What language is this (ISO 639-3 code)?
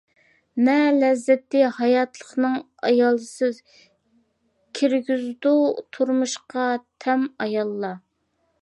uig